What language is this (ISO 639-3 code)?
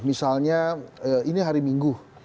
ind